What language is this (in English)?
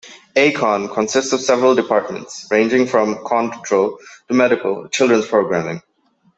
English